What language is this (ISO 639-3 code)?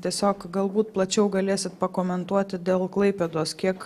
lit